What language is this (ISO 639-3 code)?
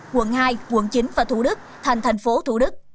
vie